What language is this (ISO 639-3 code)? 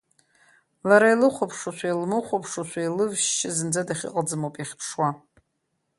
abk